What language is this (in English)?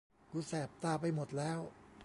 Thai